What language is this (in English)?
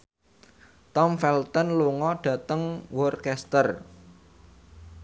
Javanese